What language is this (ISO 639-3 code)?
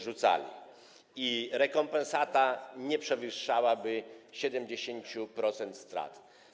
pol